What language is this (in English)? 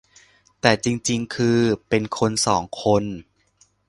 Thai